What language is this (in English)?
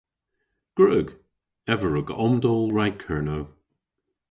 Cornish